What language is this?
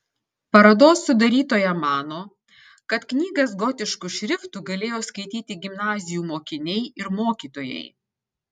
Lithuanian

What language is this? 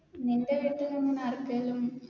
Malayalam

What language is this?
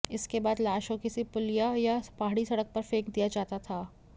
Hindi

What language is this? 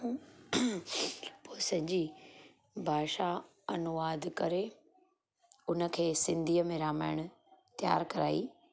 Sindhi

